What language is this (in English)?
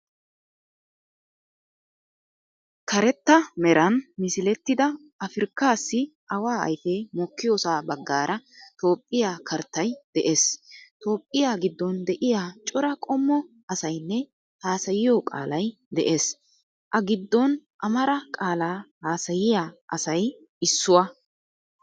Wolaytta